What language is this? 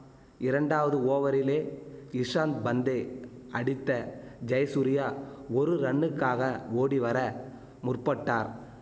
Tamil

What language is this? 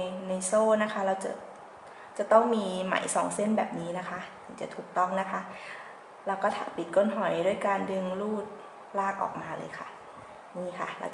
Thai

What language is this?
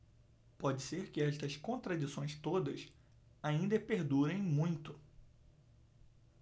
Portuguese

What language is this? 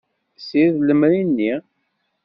Kabyle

